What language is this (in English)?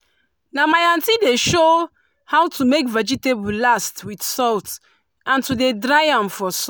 Nigerian Pidgin